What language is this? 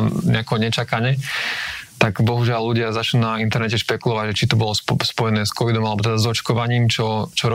Slovak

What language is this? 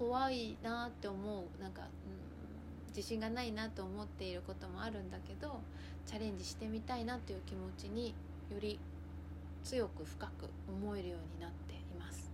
Japanese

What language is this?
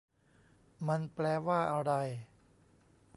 Thai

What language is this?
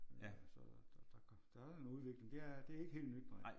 Danish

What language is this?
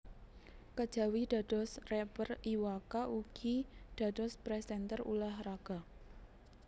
Javanese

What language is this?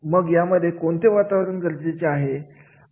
Marathi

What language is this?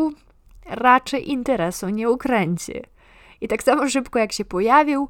Polish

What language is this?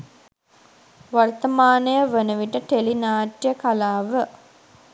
Sinhala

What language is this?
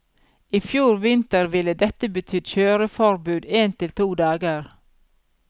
Norwegian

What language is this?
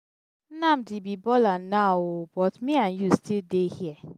Nigerian Pidgin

